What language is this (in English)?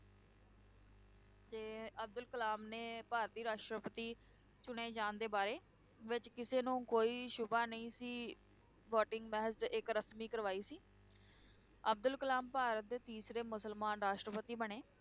Punjabi